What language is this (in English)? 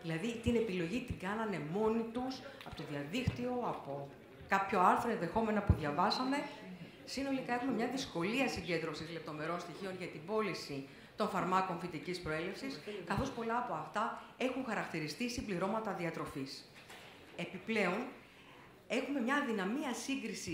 Greek